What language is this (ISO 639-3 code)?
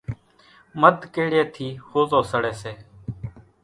gjk